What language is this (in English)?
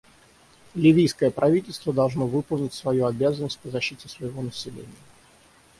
Russian